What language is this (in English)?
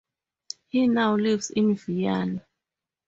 English